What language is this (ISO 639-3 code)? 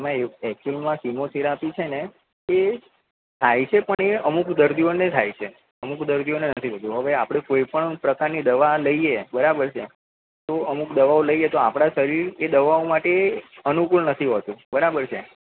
guj